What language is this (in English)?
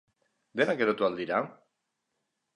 Basque